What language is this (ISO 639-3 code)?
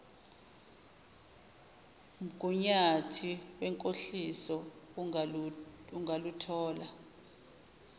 zul